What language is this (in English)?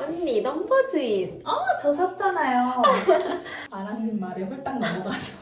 Korean